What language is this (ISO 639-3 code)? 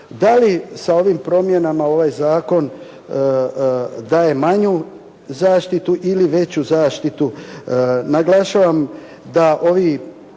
hrv